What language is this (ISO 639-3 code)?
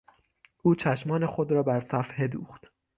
fas